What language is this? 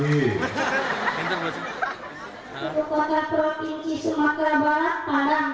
Indonesian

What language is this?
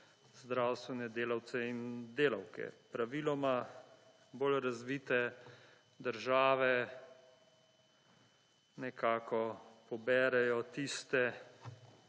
Slovenian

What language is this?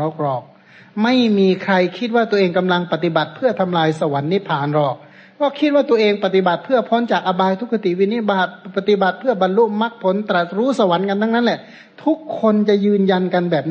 Thai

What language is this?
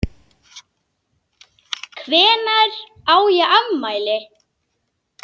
Icelandic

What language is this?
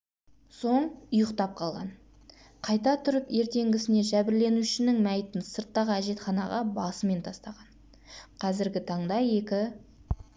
Kazakh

